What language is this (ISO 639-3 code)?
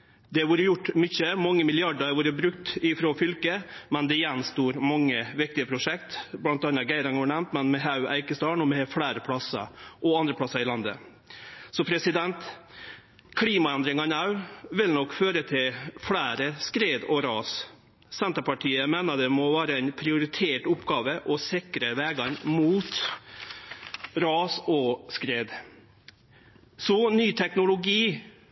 nno